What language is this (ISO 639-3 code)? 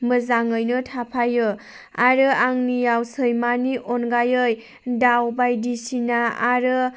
brx